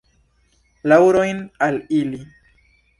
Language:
Esperanto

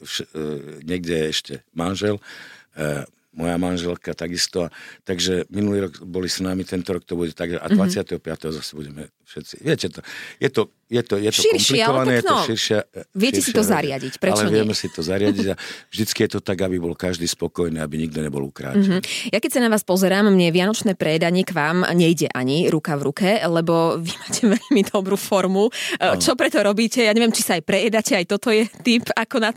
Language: Slovak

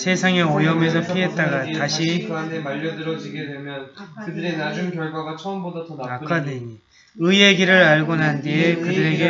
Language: Korean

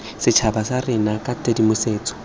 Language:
Tswana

